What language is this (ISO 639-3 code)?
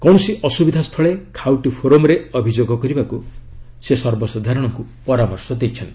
ori